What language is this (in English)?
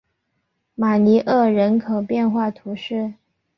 Chinese